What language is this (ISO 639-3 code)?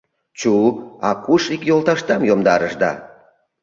chm